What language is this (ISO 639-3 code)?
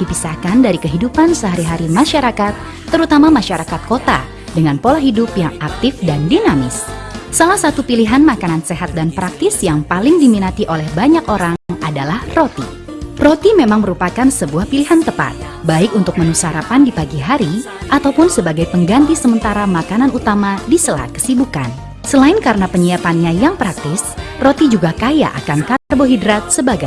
ind